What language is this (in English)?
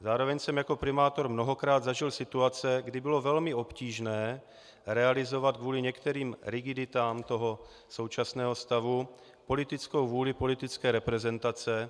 Czech